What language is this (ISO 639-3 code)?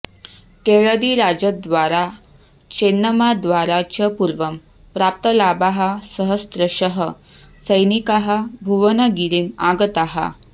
san